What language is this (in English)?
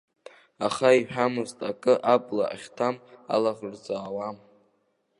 Abkhazian